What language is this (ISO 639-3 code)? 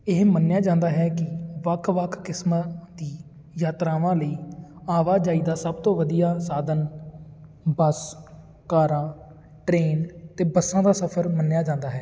pan